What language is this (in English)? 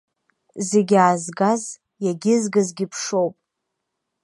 Abkhazian